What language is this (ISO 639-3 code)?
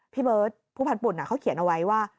tha